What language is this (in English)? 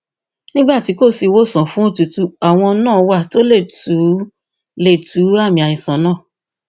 Yoruba